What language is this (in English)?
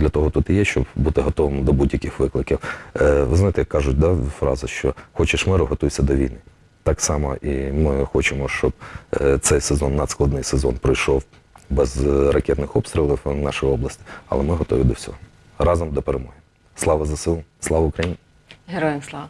Ukrainian